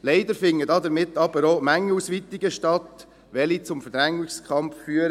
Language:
Swiss German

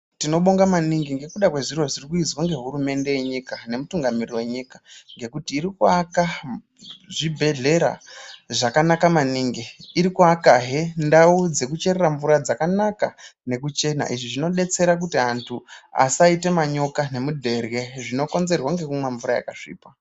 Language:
Ndau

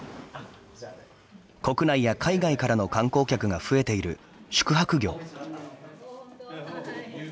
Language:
Japanese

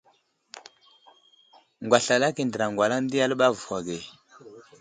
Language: Wuzlam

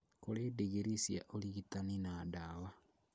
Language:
Kikuyu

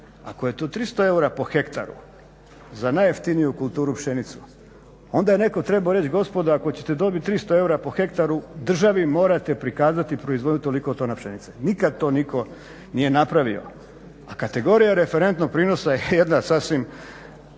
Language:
Croatian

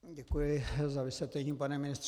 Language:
Czech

